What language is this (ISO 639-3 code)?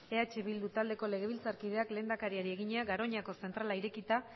eus